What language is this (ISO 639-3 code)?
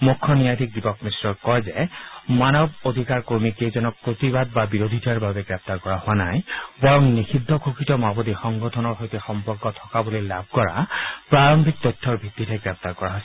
asm